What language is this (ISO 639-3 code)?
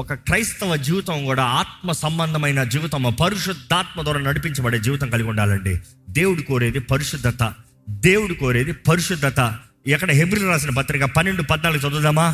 tel